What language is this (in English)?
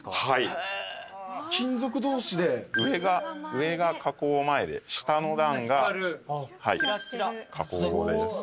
Japanese